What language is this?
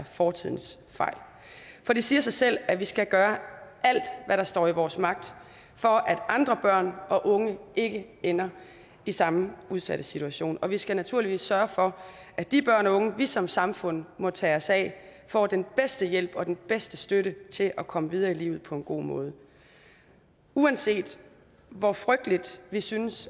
Danish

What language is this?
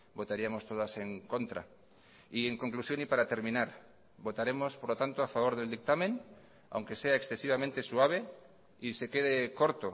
Spanish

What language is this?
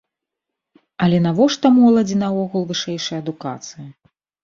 Belarusian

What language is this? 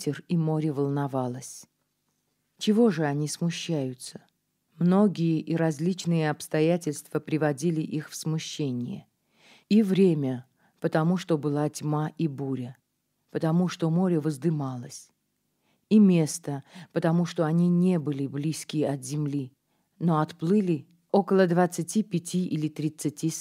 Russian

